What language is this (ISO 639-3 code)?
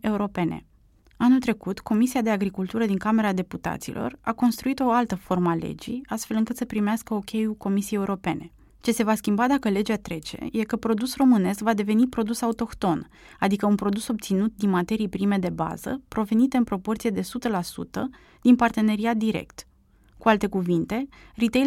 ron